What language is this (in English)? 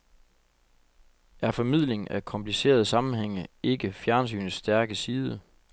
Danish